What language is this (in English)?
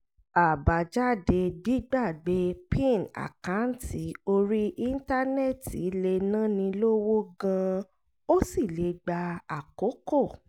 Yoruba